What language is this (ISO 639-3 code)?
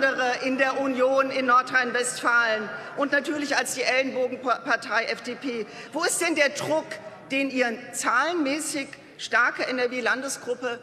deu